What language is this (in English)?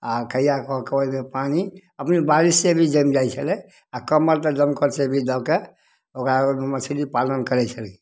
Maithili